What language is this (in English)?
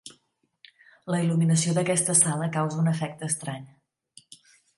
Catalan